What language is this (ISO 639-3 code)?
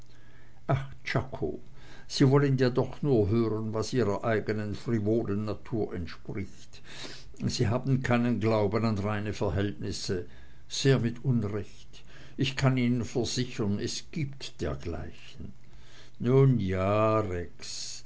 deu